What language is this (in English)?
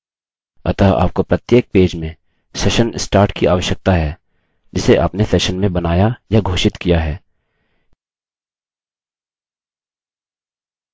Hindi